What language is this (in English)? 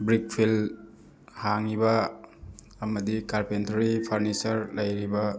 Manipuri